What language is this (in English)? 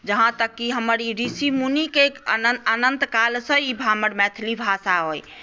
Maithili